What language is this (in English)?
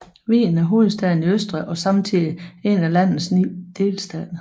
Danish